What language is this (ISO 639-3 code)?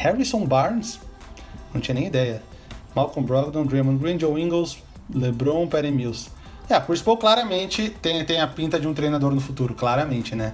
por